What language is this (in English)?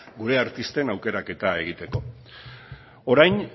Basque